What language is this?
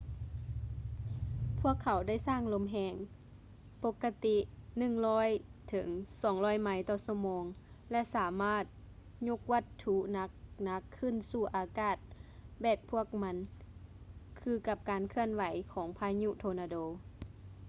Lao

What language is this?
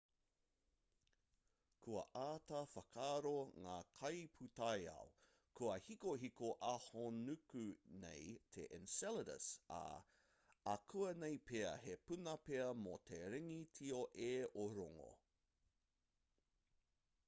Māori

